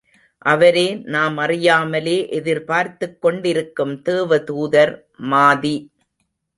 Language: Tamil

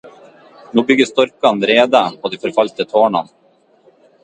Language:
Norwegian Bokmål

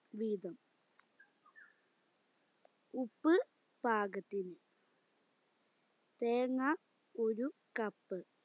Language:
Malayalam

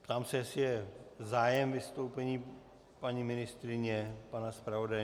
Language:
Czech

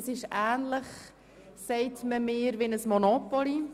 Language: Swiss German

